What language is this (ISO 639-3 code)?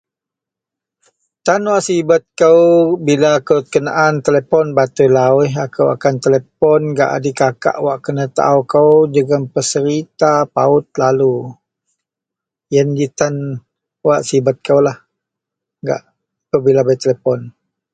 mel